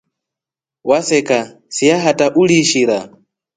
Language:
Rombo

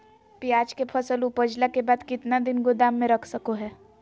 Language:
Magahi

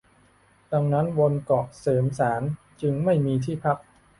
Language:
Thai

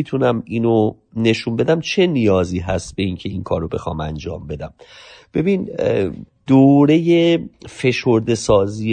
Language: Persian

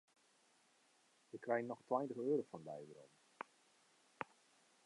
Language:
Western Frisian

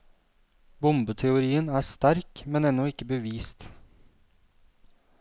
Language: Norwegian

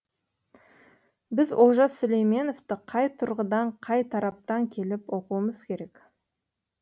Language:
Kazakh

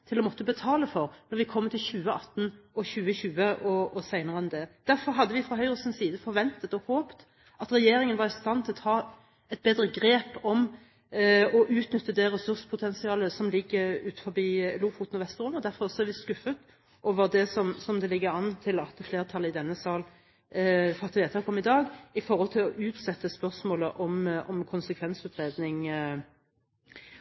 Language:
Norwegian Bokmål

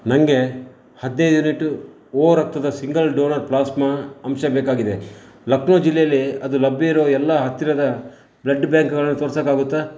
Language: Kannada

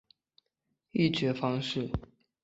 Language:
Chinese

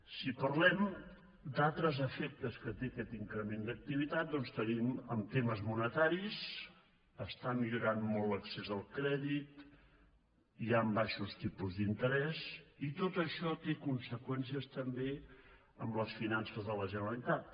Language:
Catalan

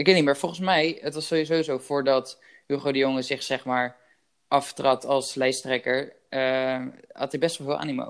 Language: Dutch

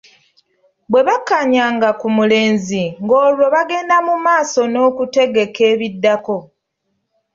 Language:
Ganda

